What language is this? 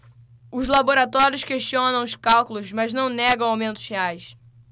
Portuguese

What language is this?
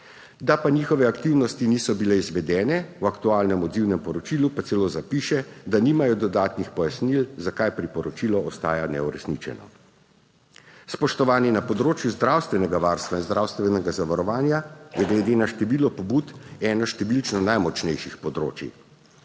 Slovenian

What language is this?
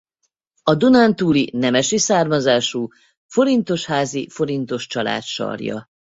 Hungarian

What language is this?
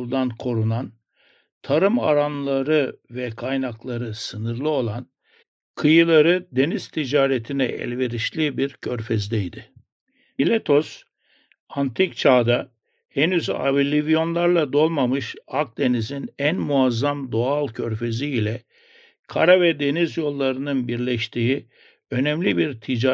Turkish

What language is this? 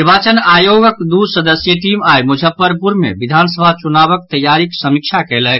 Maithili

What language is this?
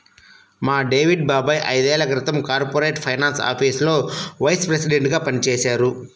Telugu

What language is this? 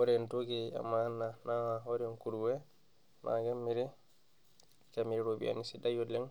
Masai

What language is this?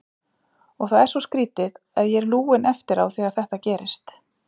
Icelandic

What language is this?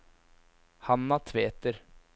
Norwegian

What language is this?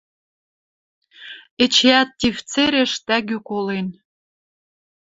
Western Mari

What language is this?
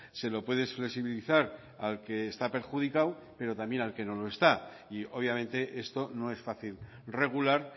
Spanish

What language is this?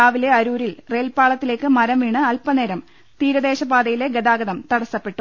Malayalam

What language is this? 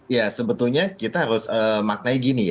Indonesian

